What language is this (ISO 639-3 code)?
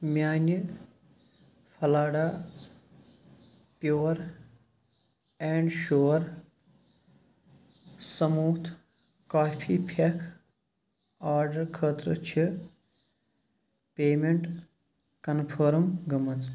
kas